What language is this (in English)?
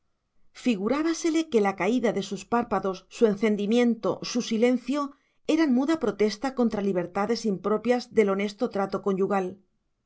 Spanish